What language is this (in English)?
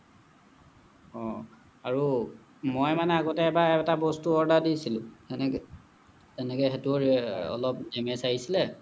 Assamese